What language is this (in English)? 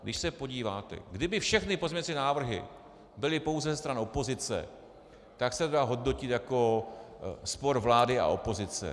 Czech